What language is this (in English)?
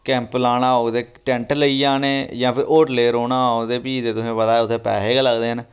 Dogri